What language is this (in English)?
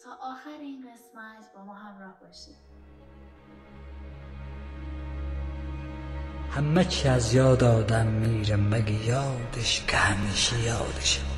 Persian